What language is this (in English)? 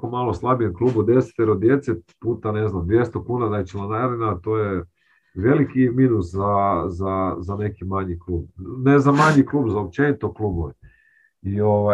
Croatian